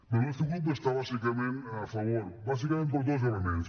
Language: Catalan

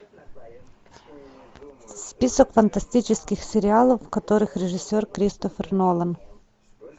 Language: Russian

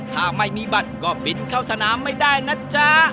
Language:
Thai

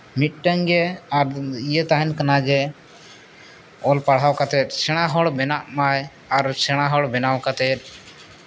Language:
Santali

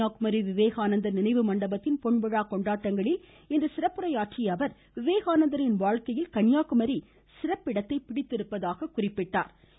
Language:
Tamil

